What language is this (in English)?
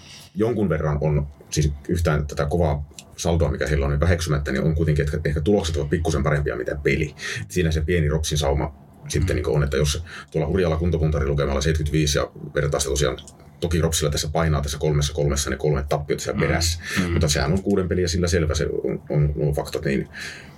Finnish